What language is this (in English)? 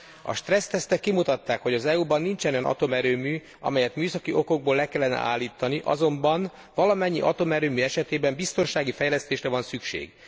Hungarian